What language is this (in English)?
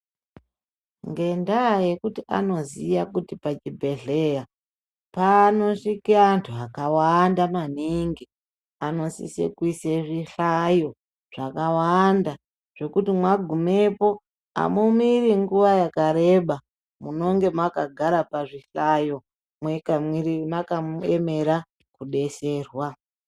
Ndau